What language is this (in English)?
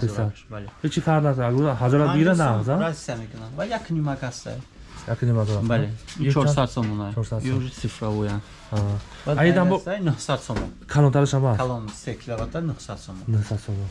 Turkish